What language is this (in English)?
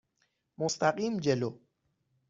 Persian